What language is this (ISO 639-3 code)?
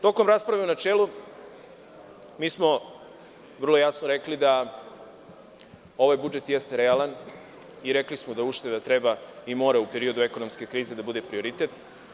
srp